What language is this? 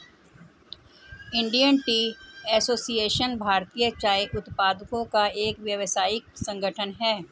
Hindi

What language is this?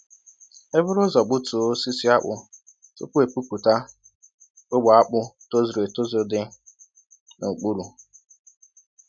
Igbo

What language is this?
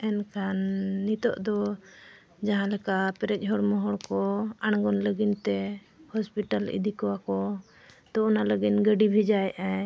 Santali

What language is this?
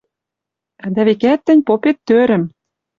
Western Mari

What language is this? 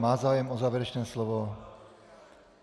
Czech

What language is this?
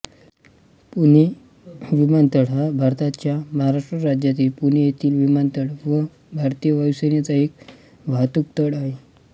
Marathi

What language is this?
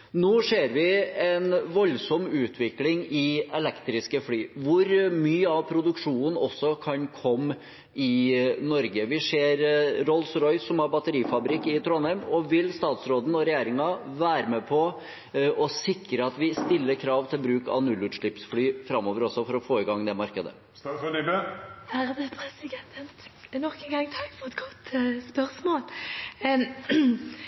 Norwegian Bokmål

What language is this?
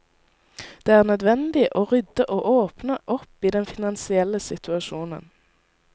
Norwegian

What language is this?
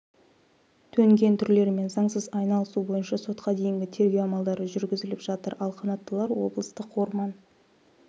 Kazakh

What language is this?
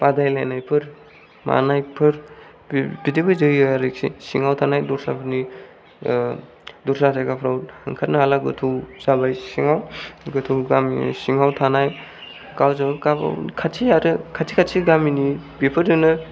Bodo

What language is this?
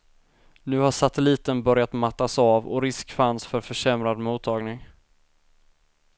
Swedish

